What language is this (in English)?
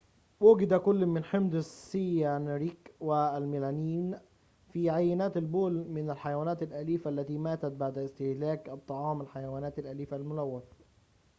Arabic